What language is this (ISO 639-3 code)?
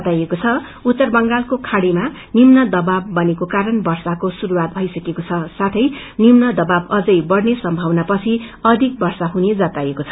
nep